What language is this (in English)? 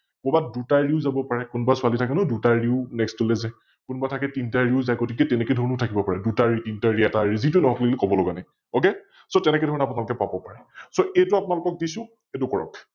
Assamese